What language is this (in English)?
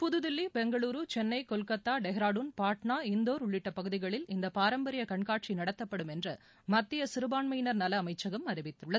Tamil